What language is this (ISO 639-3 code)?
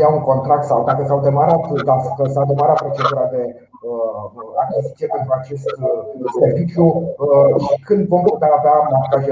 ron